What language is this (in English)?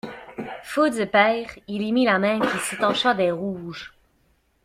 French